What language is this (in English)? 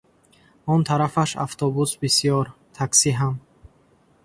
Tajik